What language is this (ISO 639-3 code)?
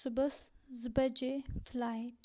kas